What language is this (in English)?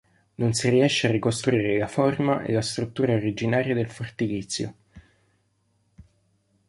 Italian